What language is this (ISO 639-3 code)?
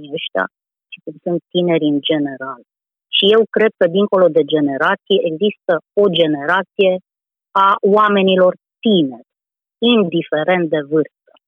ron